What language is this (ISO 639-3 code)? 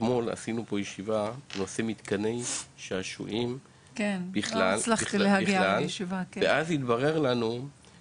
heb